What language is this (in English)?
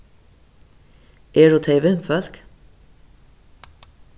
Faroese